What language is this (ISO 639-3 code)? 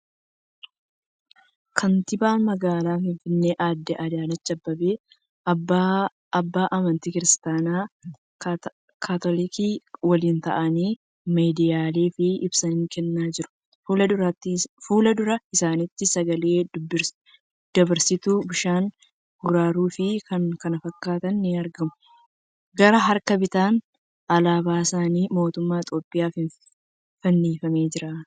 orm